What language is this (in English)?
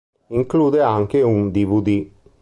Italian